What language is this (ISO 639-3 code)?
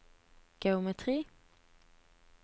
nor